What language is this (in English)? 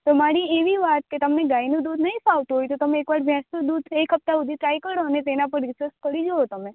Gujarati